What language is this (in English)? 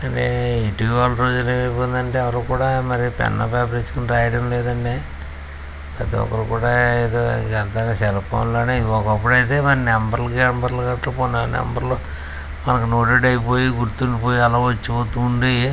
Telugu